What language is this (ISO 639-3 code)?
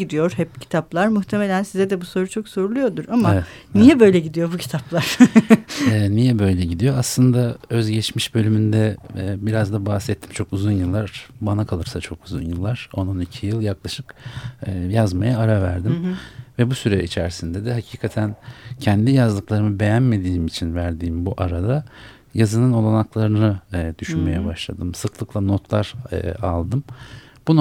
tur